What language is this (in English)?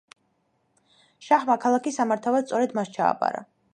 Georgian